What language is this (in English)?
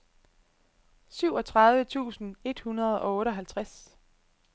Danish